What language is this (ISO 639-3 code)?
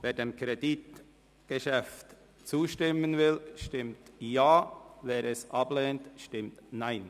gsw